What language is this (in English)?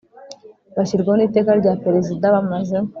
Kinyarwanda